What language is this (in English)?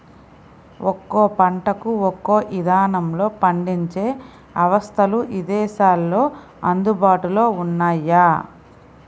Telugu